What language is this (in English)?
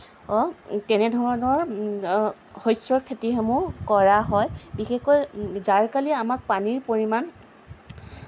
Assamese